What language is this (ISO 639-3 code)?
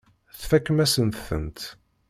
kab